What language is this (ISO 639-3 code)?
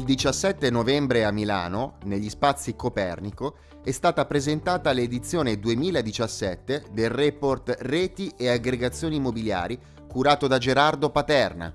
ita